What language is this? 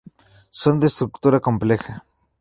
Spanish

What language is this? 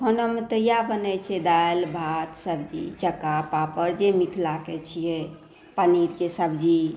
Maithili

